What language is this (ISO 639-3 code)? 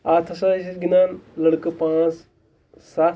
kas